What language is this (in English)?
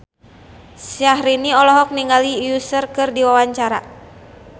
Sundanese